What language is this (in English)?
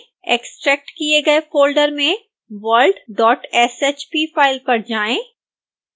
Hindi